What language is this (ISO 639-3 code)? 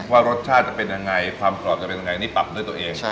tha